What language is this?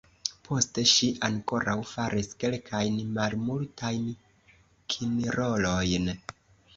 Esperanto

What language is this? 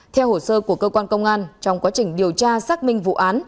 Vietnamese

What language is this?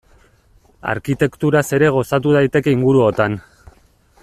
Basque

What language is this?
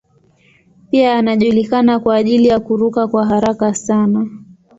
Swahili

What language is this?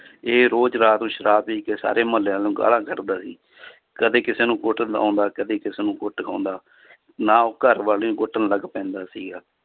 Punjabi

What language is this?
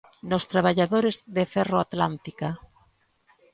Galician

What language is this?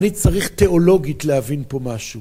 Hebrew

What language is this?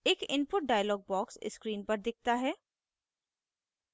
Hindi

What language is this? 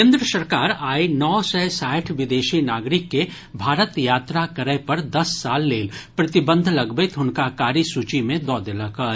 Maithili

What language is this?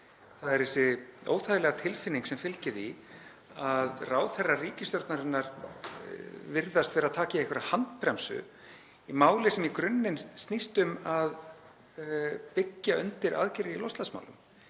Icelandic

